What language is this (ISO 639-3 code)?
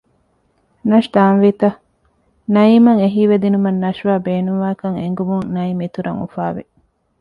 div